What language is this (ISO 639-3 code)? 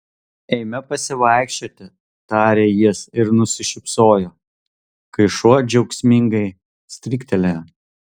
lit